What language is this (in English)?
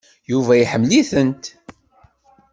Kabyle